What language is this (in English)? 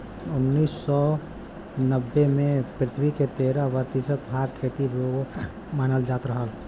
Bhojpuri